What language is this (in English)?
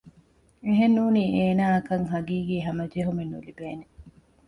Divehi